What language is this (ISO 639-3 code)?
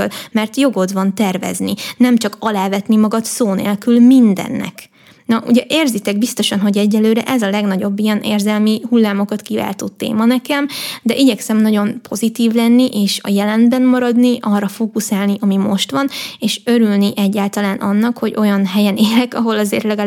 hun